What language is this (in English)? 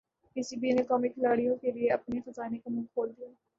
Urdu